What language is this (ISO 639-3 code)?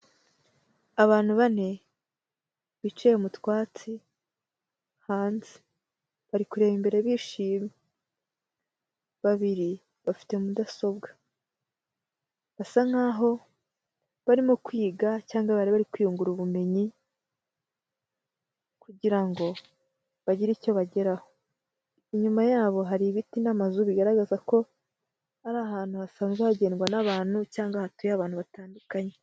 kin